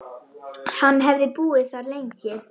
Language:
Icelandic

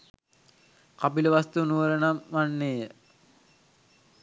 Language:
Sinhala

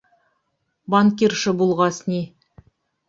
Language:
Bashkir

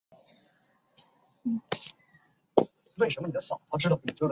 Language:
Chinese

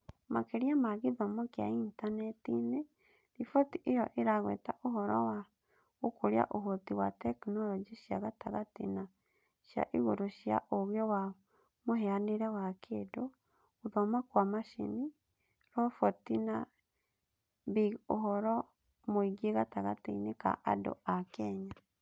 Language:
Kikuyu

